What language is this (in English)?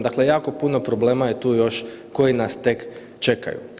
Croatian